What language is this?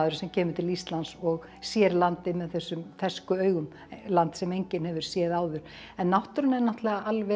Icelandic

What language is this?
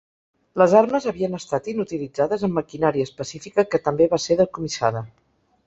Catalan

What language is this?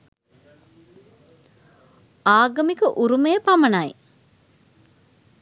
Sinhala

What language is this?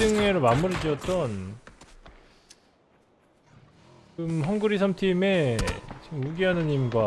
Korean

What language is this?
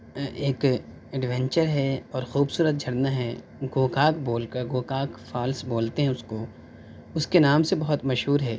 Urdu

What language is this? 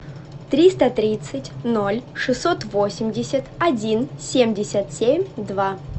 Russian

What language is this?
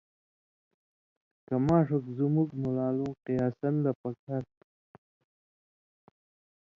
Indus Kohistani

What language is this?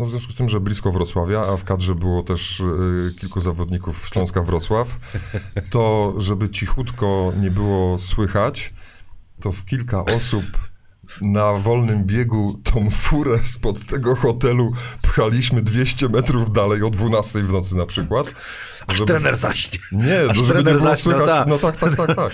Polish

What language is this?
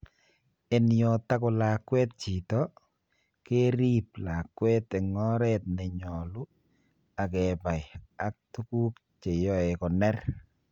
Kalenjin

